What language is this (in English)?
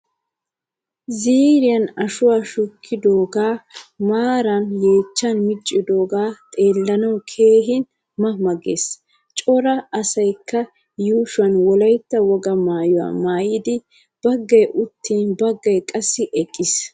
Wolaytta